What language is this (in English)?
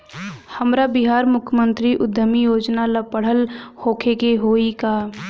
Bhojpuri